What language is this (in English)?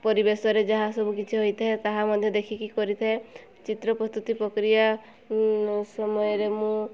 Odia